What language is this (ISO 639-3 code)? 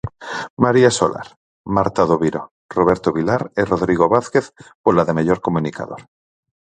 glg